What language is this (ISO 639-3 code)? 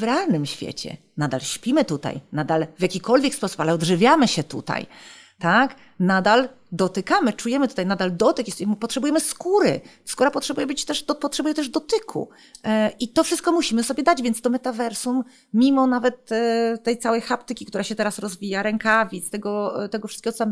pol